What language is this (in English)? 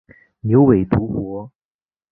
Chinese